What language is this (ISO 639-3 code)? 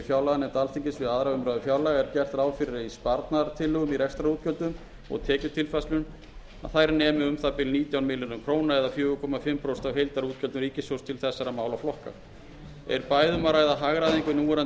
isl